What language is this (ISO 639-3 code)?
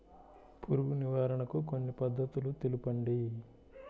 tel